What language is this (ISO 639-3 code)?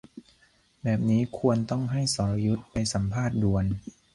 tha